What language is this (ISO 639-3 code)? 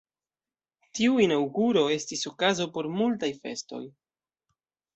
epo